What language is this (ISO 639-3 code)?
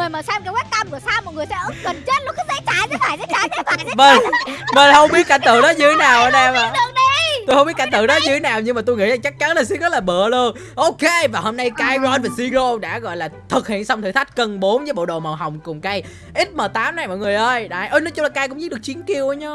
vie